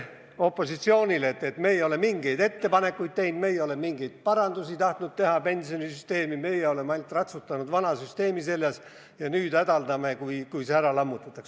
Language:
Estonian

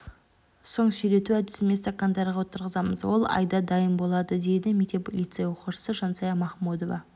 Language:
Kazakh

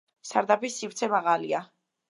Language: Georgian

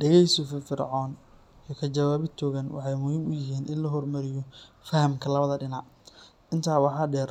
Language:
Somali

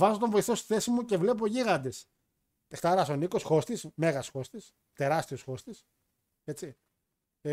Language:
Greek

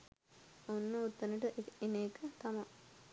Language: Sinhala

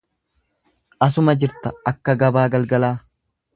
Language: Oromo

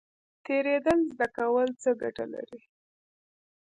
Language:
Pashto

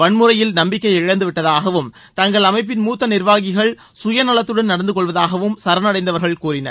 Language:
Tamil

